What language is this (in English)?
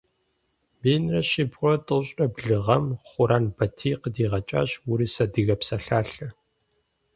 Kabardian